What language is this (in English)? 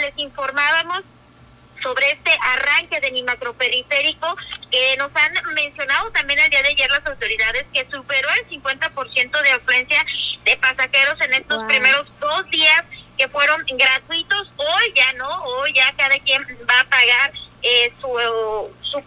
Spanish